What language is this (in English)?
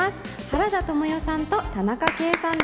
Japanese